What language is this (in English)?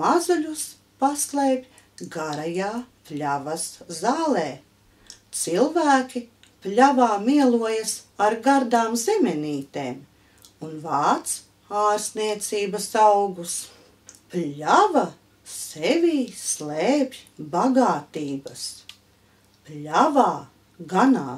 Latvian